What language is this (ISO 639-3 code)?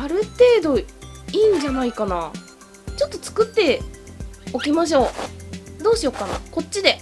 jpn